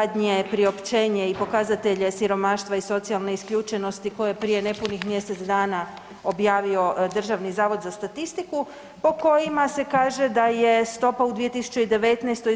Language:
Croatian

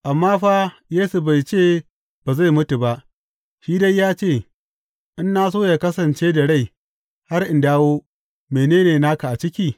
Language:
Hausa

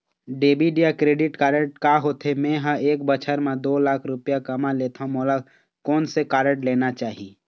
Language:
Chhattisgarhi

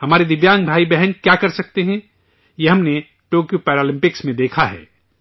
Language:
Urdu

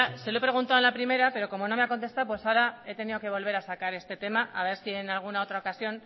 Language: Spanish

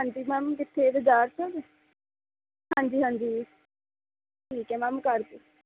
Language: Punjabi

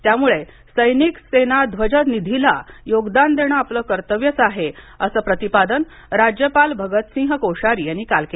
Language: Marathi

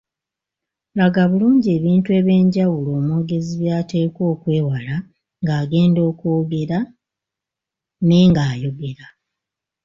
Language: Ganda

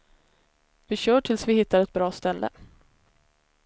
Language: Swedish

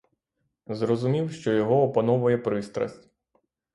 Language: Ukrainian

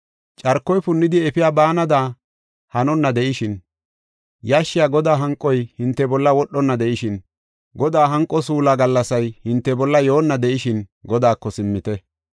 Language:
Gofa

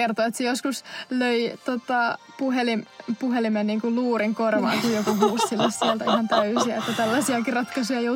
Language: Finnish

